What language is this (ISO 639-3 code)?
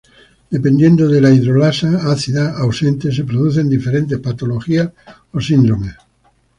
spa